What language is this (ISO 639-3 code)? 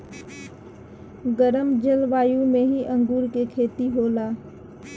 bho